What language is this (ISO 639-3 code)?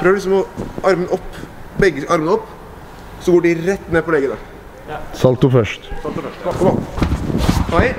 nor